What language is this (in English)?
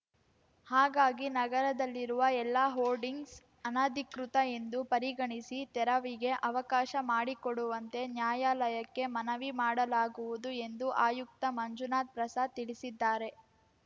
Kannada